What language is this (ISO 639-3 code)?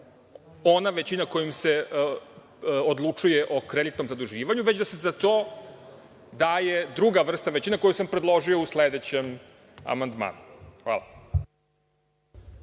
srp